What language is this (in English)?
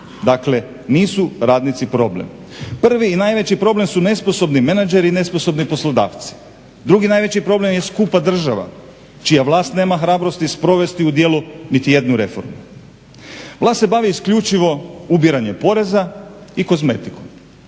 Croatian